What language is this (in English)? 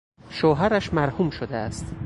Persian